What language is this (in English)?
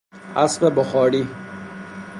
Persian